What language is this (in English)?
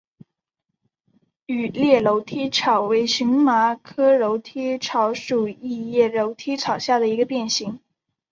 Chinese